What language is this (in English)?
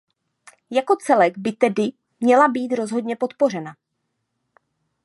Czech